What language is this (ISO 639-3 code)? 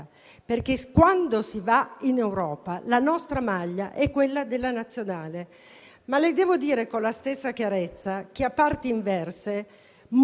ita